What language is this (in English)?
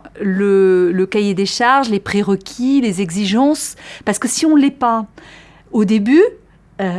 French